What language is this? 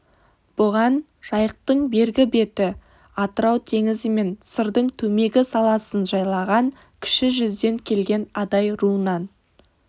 Kazakh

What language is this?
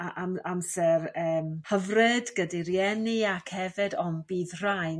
Welsh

